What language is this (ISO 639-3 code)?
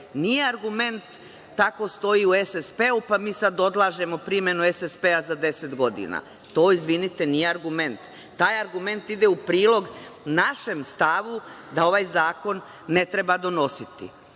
srp